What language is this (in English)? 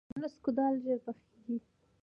Pashto